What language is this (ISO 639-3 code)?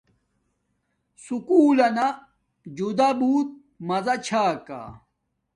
dmk